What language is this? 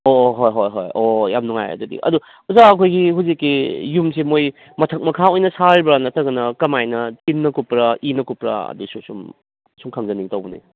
Manipuri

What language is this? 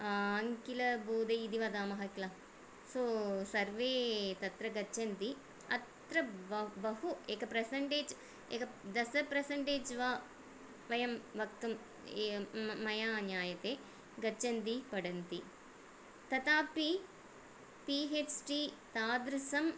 Sanskrit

